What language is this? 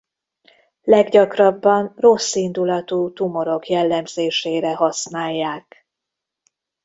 Hungarian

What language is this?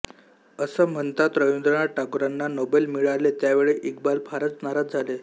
Marathi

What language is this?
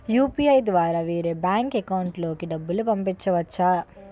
Telugu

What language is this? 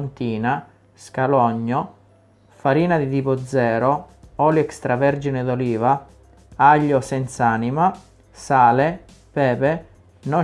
Italian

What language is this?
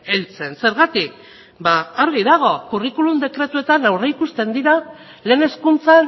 Basque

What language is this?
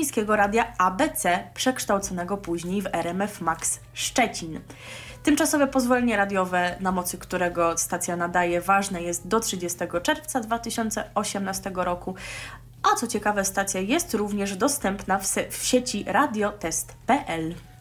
Polish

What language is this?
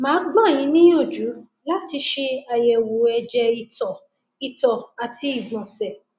Yoruba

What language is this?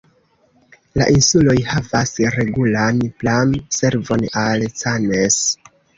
Esperanto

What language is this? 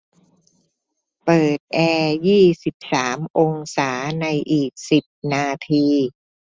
Thai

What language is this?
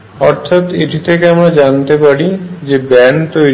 Bangla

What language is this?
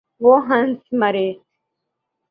Urdu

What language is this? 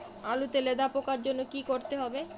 Bangla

